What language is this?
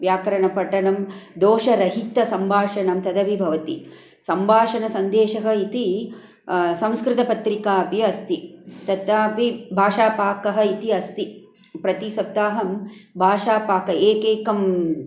Sanskrit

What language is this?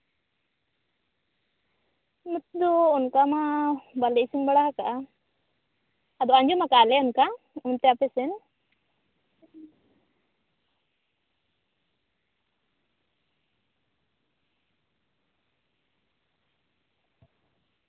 Santali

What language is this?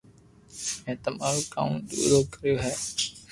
Loarki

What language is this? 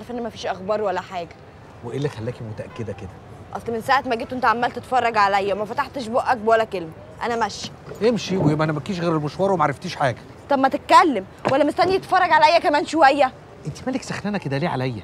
Arabic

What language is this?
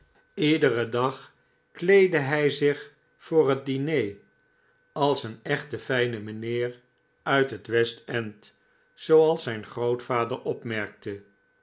Dutch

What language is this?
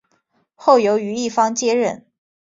Chinese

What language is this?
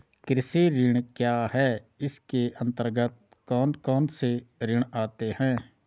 Hindi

